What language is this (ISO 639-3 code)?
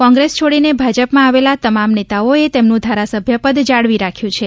guj